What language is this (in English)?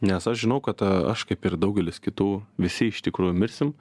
Lithuanian